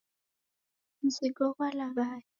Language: Taita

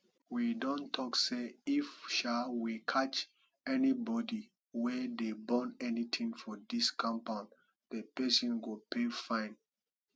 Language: Nigerian Pidgin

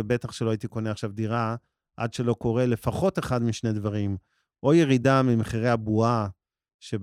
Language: Hebrew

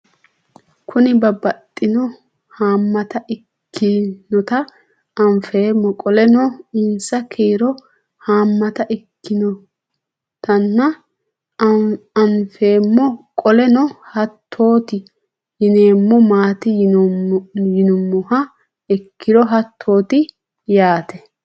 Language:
Sidamo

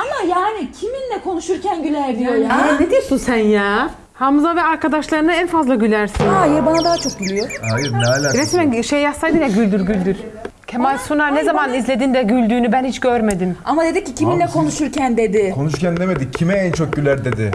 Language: Turkish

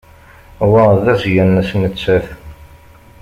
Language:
Kabyle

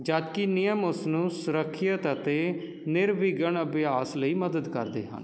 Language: Punjabi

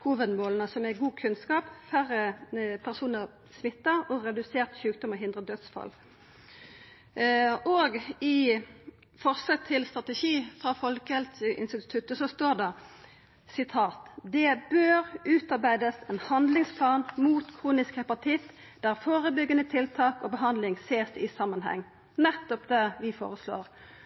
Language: Norwegian Nynorsk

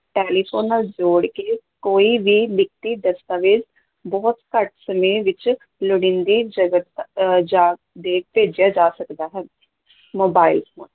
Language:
Punjabi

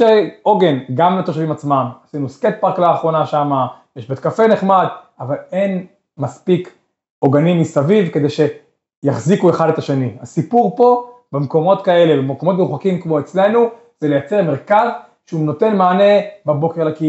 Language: Hebrew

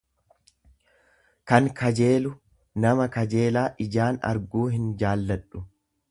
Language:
Oromo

